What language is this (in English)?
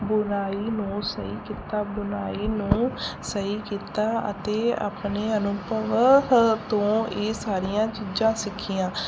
Punjabi